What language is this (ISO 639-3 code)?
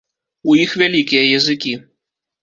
bel